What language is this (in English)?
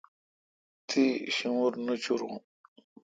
Kalkoti